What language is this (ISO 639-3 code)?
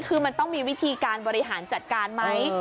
tha